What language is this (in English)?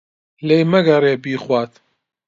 Central Kurdish